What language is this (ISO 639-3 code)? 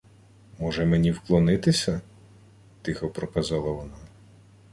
ukr